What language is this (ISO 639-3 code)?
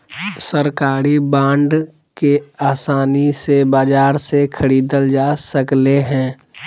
mag